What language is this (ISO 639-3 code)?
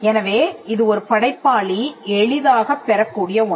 tam